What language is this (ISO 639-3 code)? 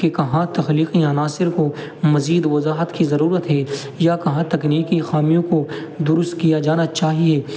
urd